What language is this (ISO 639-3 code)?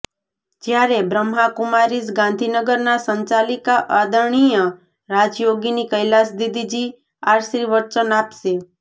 guj